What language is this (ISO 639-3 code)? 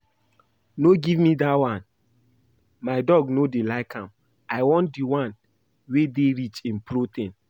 pcm